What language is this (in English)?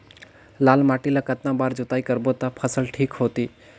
Chhattisgarhi